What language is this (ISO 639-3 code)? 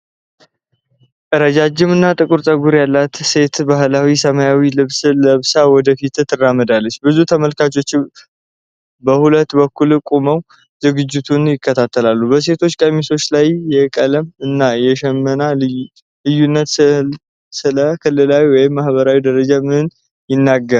amh